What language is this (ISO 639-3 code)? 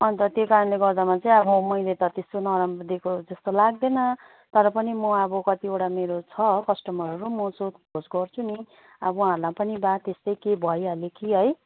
nep